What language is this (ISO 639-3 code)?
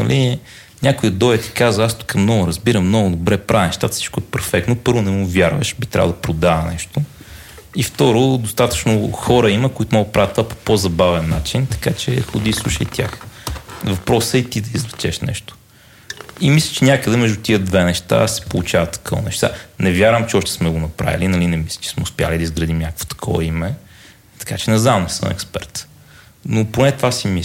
bul